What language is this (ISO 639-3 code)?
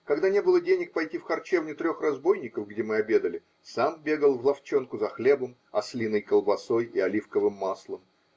rus